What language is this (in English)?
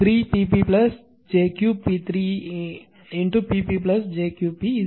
Tamil